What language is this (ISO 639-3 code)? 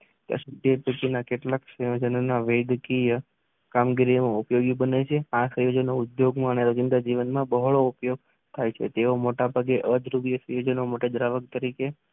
guj